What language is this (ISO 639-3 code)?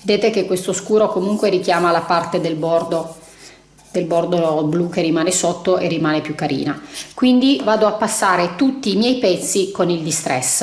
ita